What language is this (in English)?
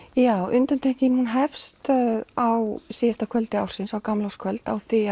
Icelandic